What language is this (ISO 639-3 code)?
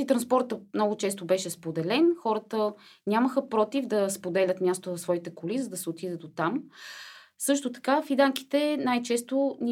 bul